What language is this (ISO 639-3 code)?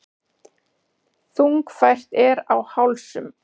isl